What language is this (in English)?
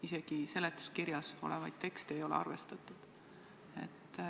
Estonian